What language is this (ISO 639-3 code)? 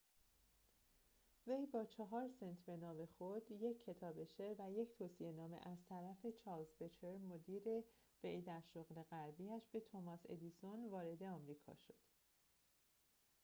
fas